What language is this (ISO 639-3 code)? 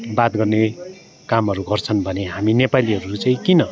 nep